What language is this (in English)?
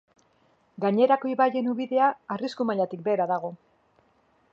Basque